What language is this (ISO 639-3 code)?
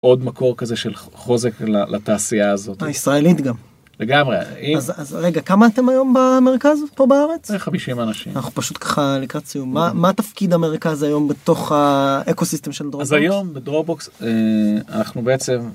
heb